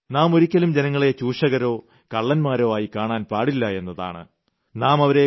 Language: Malayalam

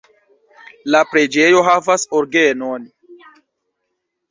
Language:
Esperanto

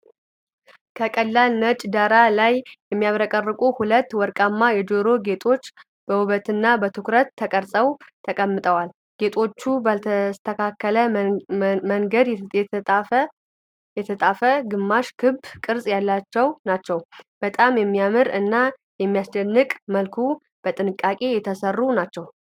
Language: Amharic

